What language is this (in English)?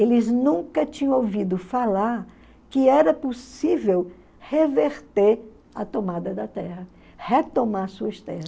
Portuguese